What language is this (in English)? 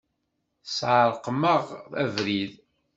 Kabyle